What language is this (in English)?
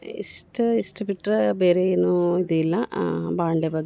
Kannada